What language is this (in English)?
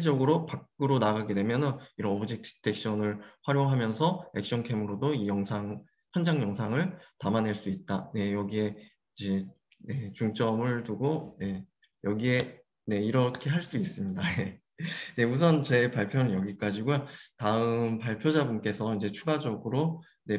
Korean